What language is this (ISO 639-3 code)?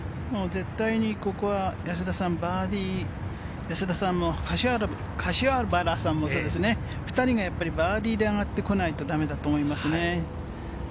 jpn